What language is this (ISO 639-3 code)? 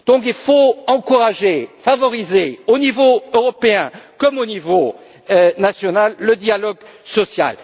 fra